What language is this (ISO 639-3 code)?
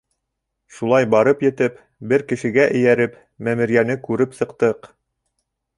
bak